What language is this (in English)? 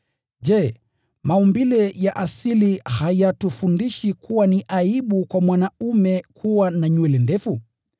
Swahili